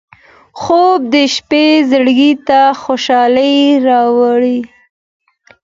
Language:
Pashto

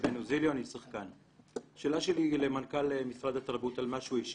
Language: Hebrew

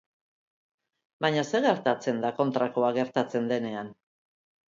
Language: Basque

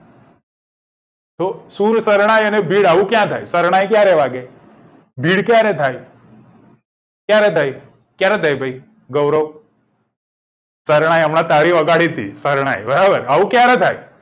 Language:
Gujarati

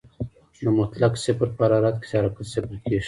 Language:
Pashto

